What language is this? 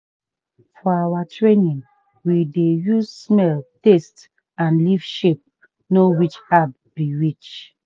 Nigerian Pidgin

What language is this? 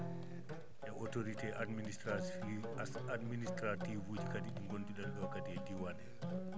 Fula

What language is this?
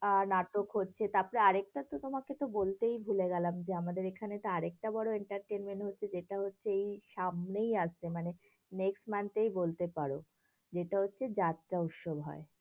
Bangla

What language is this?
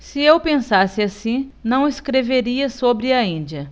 Portuguese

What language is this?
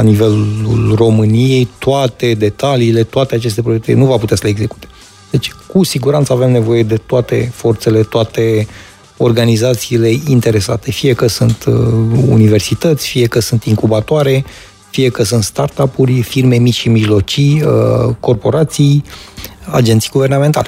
Romanian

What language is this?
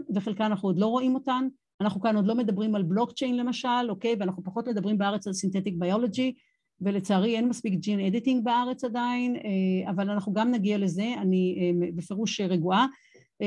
Hebrew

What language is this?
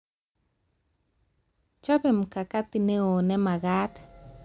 Kalenjin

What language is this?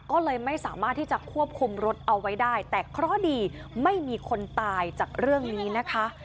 Thai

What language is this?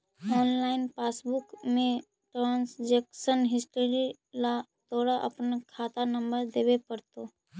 Magahi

